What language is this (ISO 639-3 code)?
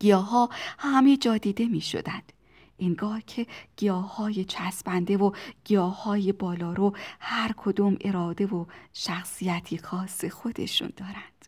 fas